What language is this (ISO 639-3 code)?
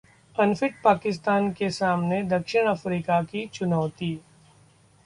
hin